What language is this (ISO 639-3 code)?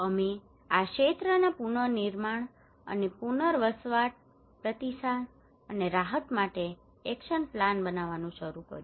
guj